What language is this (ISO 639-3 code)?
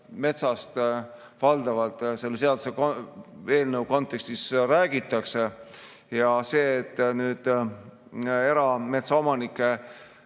est